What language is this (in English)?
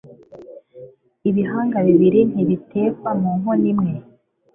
Kinyarwanda